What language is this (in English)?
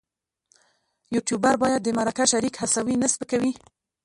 Pashto